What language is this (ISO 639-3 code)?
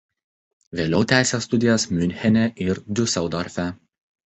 lit